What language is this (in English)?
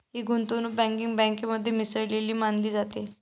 Marathi